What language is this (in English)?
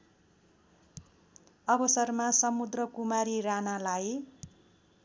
Nepali